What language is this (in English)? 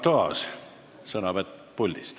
Estonian